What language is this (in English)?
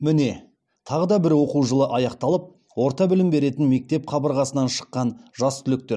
Kazakh